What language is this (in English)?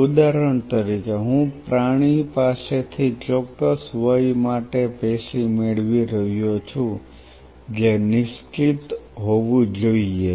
Gujarati